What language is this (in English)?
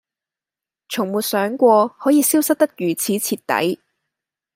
Cantonese